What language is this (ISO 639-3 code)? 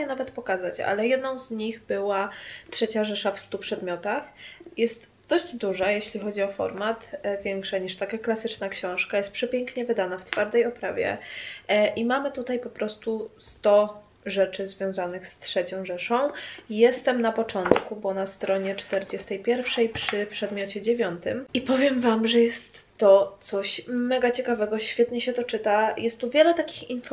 pol